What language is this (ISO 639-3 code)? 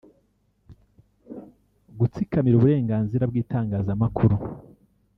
kin